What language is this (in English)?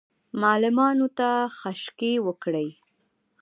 Pashto